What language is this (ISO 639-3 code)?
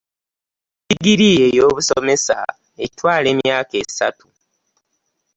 lug